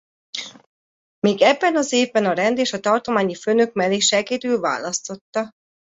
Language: Hungarian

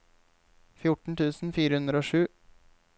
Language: Norwegian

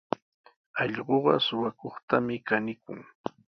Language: Sihuas Ancash Quechua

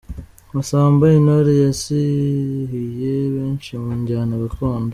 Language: Kinyarwanda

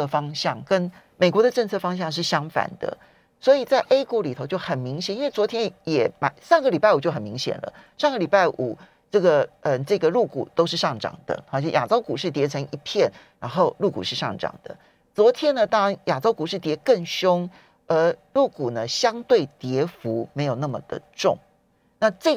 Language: Chinese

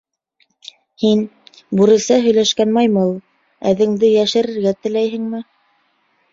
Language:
Bashkir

